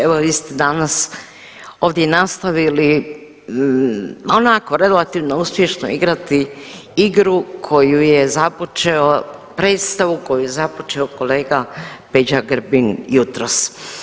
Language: Croatian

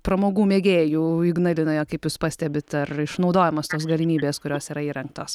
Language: Lithuanian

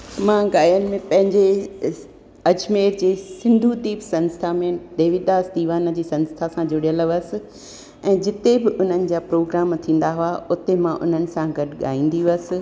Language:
Sindhi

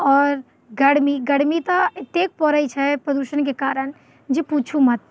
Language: Maithili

